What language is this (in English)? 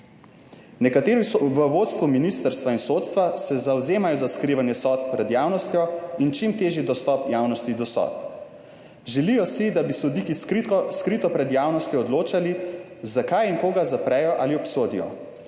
Slovenian